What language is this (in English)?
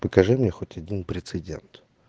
Russian